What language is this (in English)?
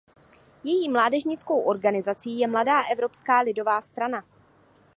Czech